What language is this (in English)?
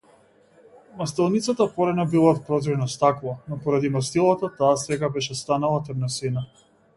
Macedonian